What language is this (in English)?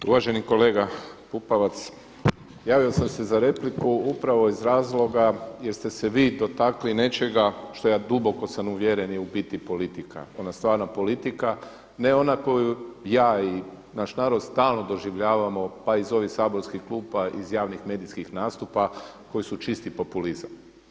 Croatian